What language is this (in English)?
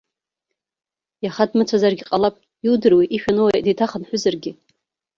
Abkhazian